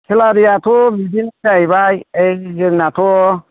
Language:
Bodo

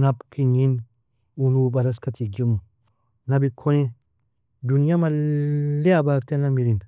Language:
Nobiin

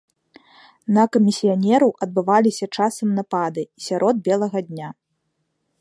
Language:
Belarusian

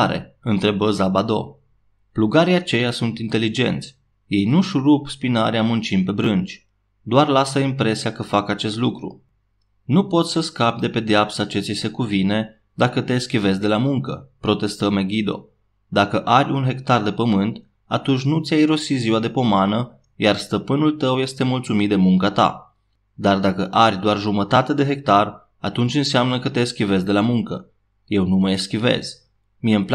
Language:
Romanian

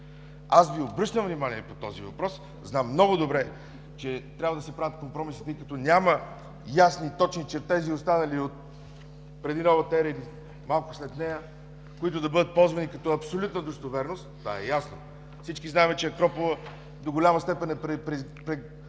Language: Bulgarian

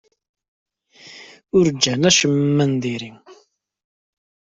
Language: Kabyle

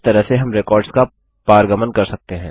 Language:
Hindi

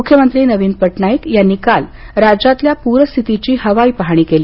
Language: Marathi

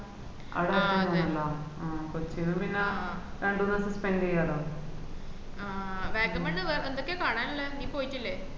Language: Malayalam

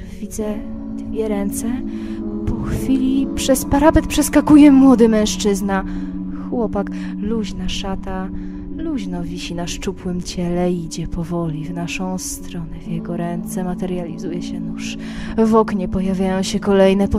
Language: Polish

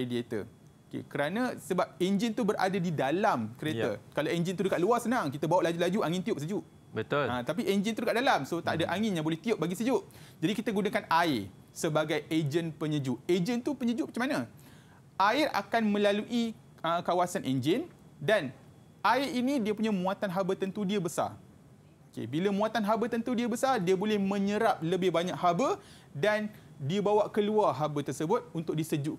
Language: Malay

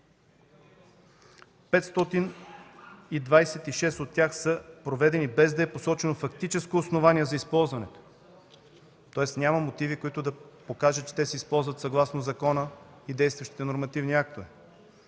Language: Bulgarian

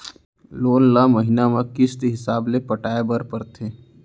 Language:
Chhattisgarhi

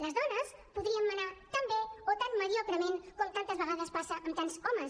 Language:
Catalan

